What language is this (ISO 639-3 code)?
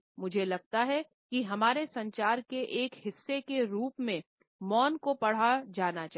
hin